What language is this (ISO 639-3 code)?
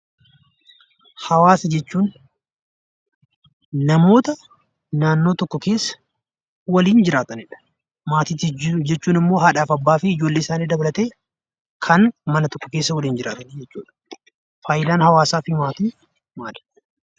orm